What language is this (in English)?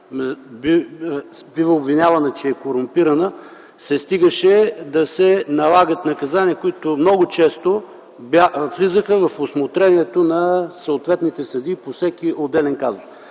Bulgarian